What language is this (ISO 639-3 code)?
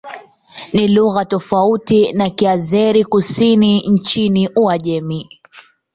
swa